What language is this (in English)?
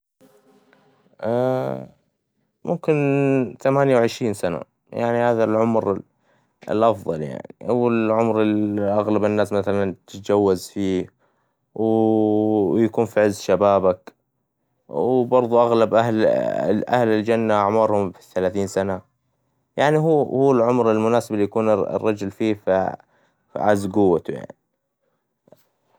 Hijazi Arabic